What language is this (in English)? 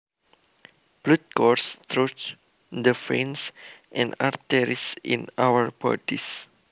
Javanese